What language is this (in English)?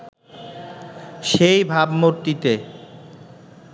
Bangla